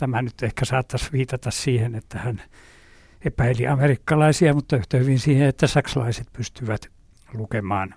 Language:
Finnish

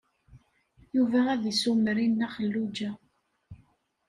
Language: Kabyle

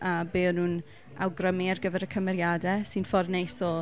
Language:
Welsh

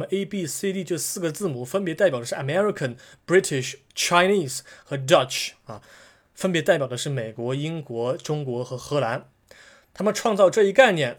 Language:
Chinese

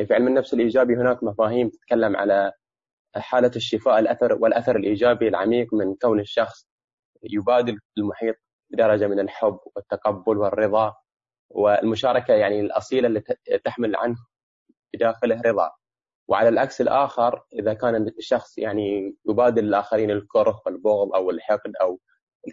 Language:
Arabic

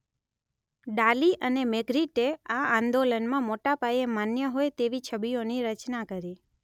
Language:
Gujarati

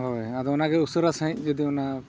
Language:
Santali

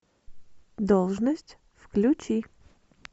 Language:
Russian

